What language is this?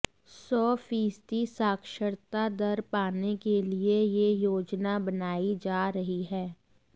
Hindi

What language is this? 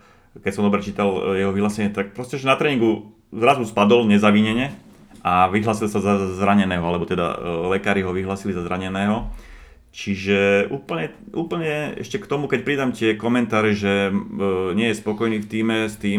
Slovak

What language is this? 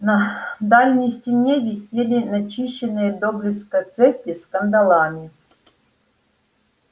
Russian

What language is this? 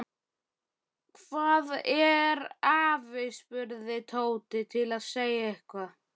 Icelandic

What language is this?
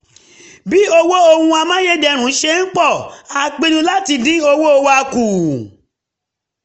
Yoruba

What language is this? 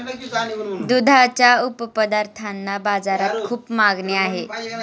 Marathi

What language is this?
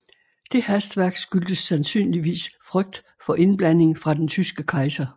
Danish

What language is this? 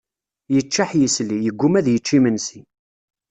Kabyle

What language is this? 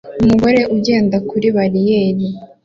Kinyarwanda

